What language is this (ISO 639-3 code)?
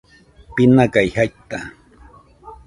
hux